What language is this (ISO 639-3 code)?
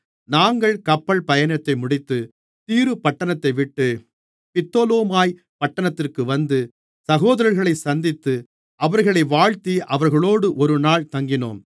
tam